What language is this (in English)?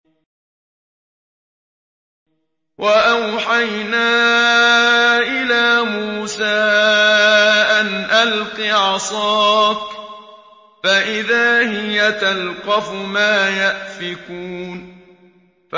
Arabic